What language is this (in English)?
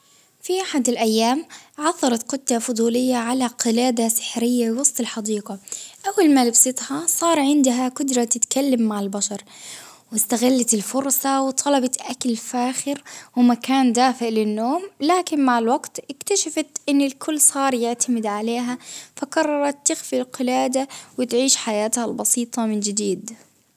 Baharna Arabic